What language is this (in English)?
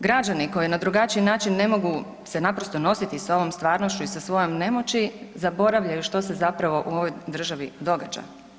Croatian